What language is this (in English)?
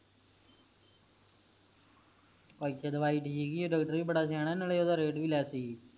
Punjabi